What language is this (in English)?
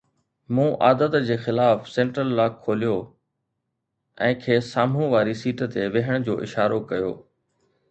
Sindhi